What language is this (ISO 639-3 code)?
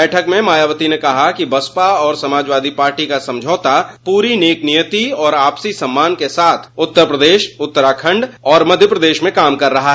hin